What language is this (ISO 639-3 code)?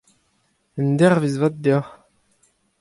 bre